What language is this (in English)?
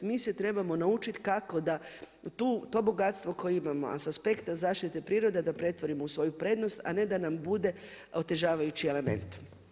Croatian